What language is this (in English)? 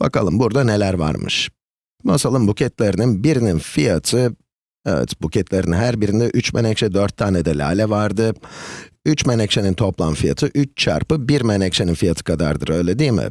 Turkish